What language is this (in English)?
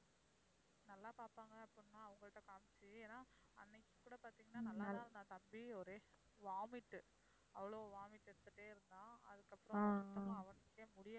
Tamil